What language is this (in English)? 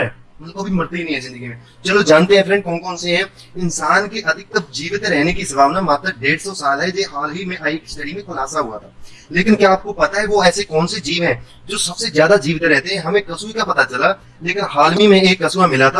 Hindi